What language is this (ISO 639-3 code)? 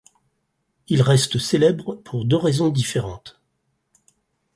fra